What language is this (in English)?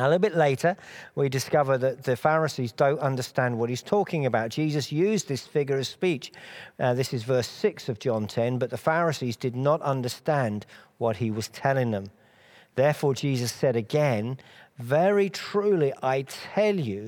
English